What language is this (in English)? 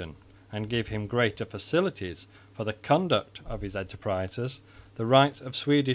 English